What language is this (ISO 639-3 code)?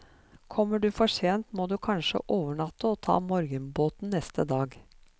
nor